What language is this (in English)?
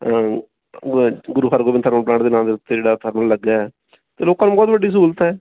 Punjabi